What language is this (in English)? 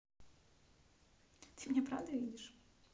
Russian